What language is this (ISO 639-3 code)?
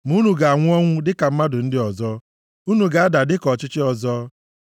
ibo